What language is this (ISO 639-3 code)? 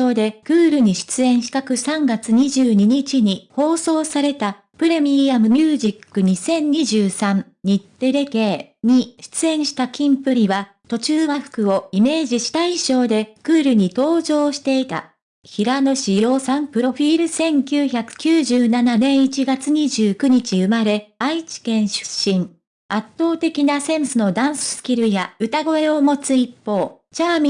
jpn